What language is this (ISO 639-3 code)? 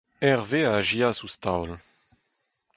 bre